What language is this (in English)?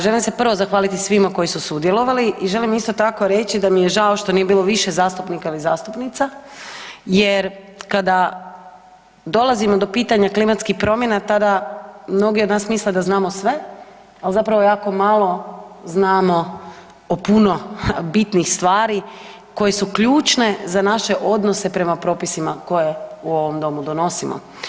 Croatian